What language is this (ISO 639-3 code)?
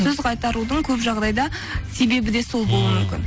kaz